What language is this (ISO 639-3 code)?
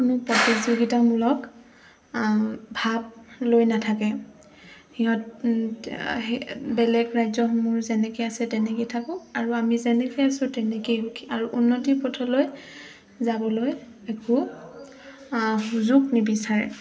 asm